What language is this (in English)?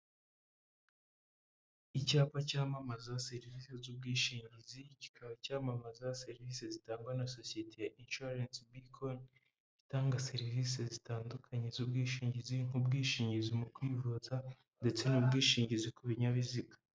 Kinyarwanda